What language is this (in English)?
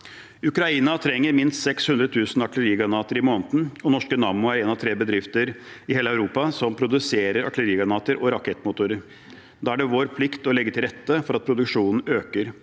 Norwegian